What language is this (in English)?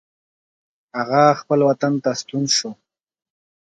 Pashto